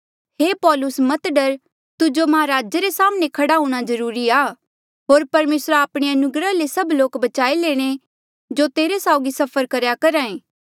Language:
Mandeali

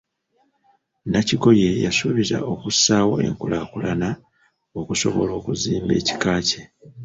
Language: Ganda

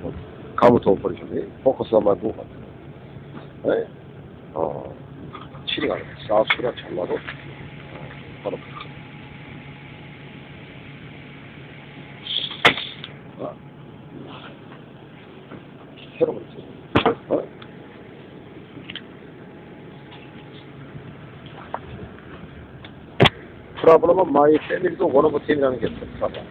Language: Korean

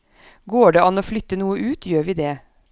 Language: Norwegian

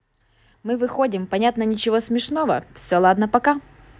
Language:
Russian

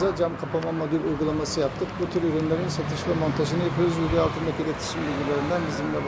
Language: Turkish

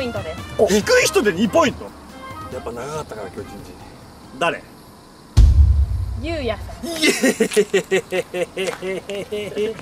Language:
Japanese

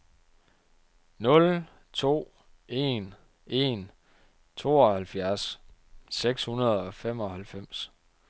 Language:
Danish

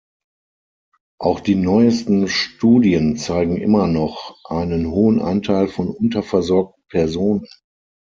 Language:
German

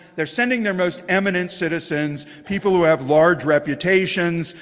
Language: English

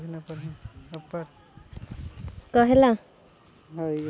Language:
Magahi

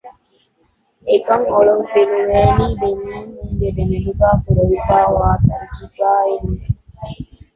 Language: Divehi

